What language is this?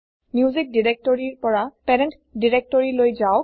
Assamese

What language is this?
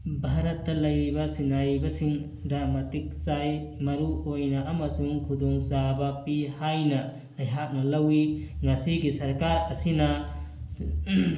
Manipuri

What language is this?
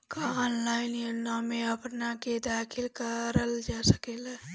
Bhojpuri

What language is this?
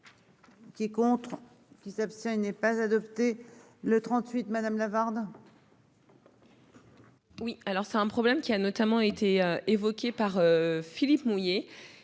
French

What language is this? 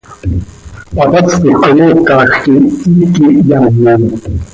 Seri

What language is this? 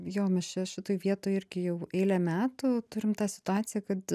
Lithuanian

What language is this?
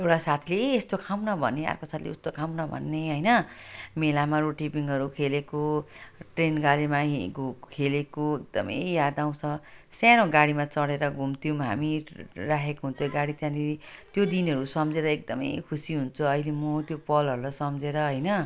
Nepali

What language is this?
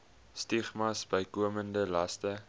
Afrikaans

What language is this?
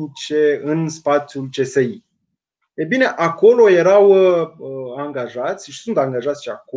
Romanian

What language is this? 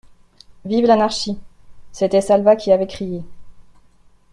French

